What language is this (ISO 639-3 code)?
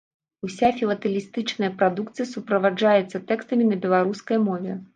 bel